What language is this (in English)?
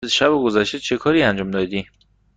Persian